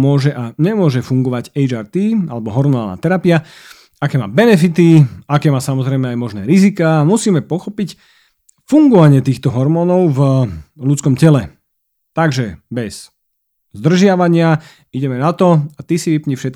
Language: Slovak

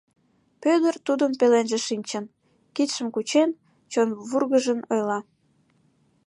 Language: Mari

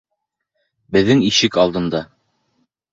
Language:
Bashkir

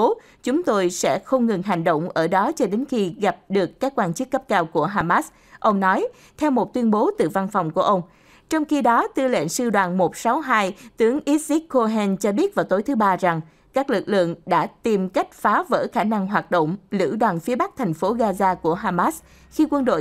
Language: Vietnamese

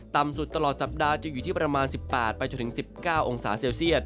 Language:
Thai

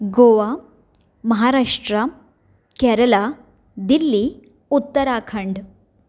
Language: Konkani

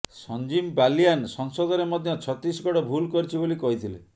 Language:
Odia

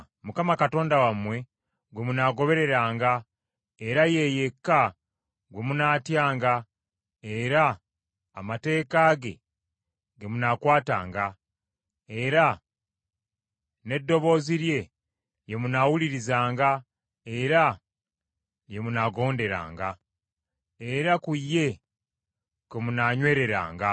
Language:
Ganda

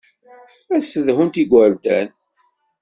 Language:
Kabyle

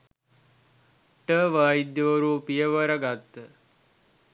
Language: Sinhala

